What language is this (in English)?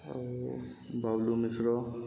Odia